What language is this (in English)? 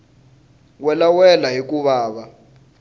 Tsonga